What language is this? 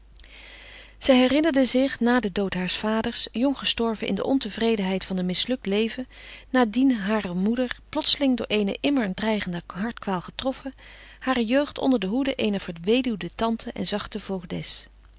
Dutch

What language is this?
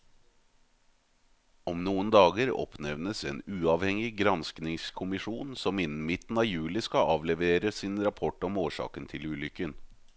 Norwegian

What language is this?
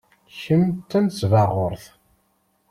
Kabyle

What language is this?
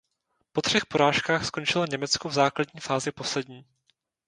Czech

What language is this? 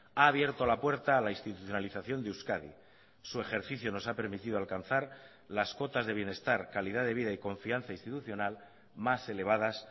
Spanish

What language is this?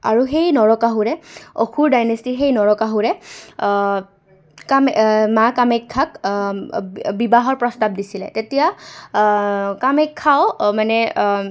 Assamese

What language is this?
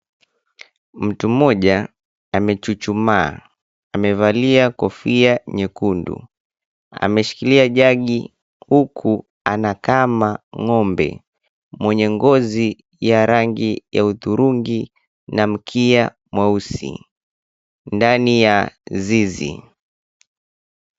Swahili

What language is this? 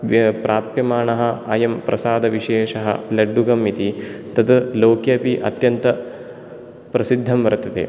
Sanskrit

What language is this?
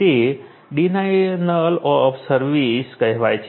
Gujarati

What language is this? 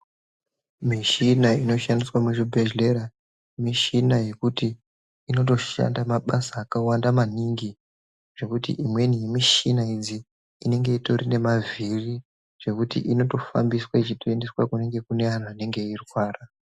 Ndau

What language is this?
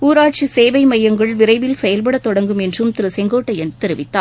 Tamil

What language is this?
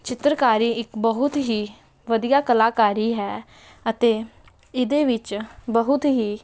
Punjabi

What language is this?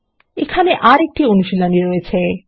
Bangla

